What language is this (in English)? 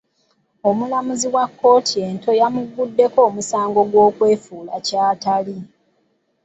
Ganda